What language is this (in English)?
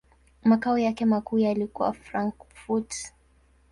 Swahili